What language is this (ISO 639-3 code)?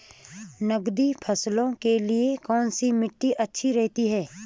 hin